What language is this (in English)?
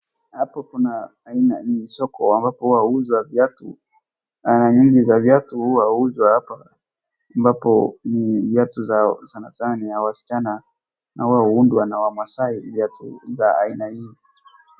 Swahili